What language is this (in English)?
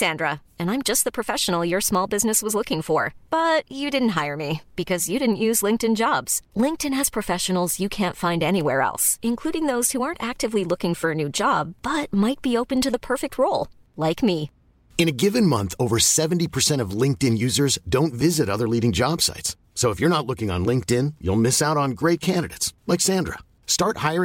Filipino